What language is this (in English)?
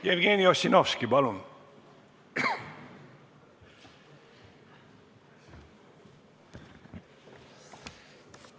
Estonian